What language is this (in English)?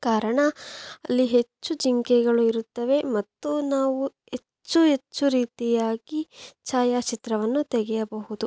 Kannada